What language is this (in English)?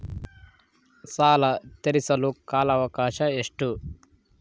Kannada